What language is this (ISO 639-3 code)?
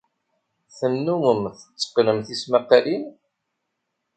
kab